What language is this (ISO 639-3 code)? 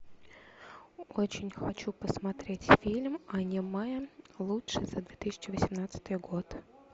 rus